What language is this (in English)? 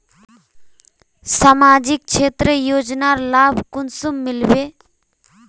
Magahi